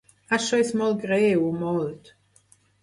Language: Catalan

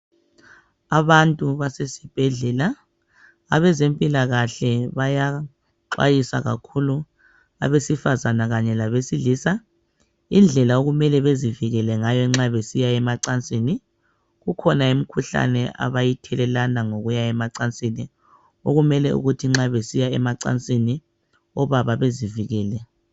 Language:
North Ndebele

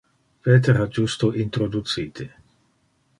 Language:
Interlingua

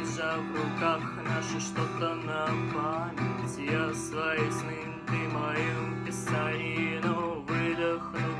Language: Russian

